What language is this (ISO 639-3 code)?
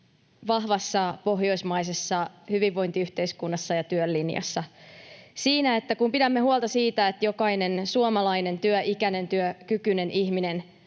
fin